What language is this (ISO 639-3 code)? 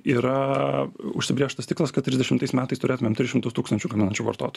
lit